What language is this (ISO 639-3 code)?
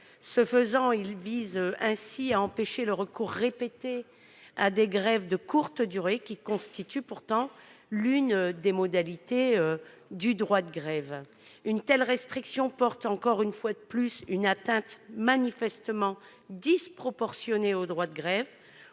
fra